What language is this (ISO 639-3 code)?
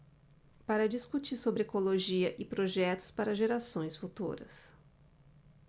por